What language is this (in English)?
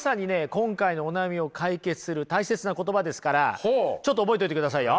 Japanese